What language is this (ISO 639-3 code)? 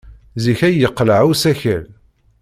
kab